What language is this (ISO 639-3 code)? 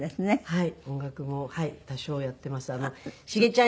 jpn